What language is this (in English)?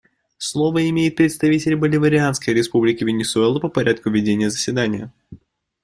Russian